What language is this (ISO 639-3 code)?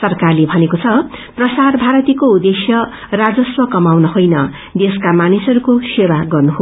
nep